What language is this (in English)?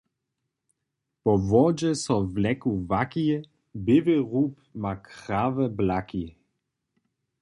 Upper Sorbian